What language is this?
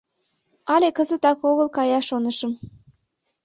Mari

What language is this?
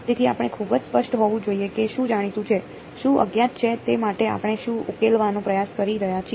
Gujarati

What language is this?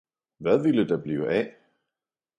Danish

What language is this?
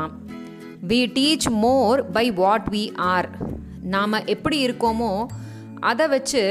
Tamil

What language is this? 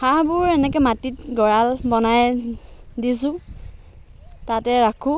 Assamese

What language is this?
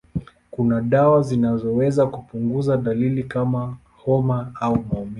Swahili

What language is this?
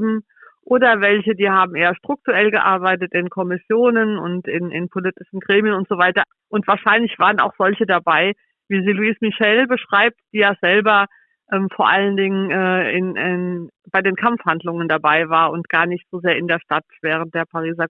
German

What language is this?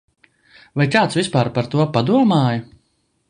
Latvian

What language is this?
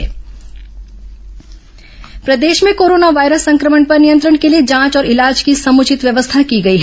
Hindi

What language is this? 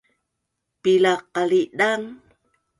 Bunun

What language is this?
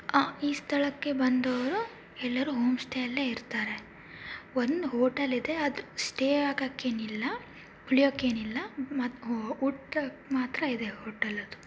Kannada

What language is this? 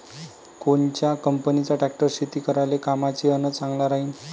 Marathi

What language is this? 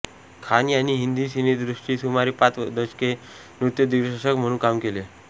Marathi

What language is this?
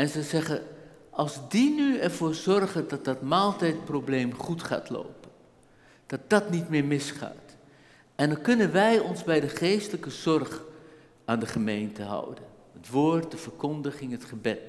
Dutch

